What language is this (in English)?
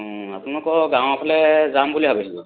Assamese